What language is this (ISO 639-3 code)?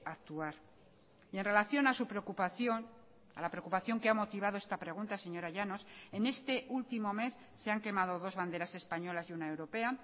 spa